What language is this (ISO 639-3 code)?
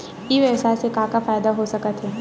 hne